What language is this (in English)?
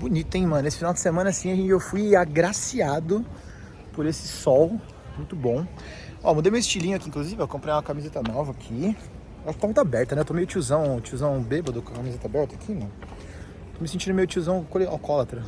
Portuguese